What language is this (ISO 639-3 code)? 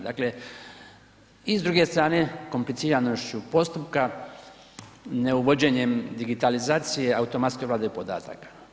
hrv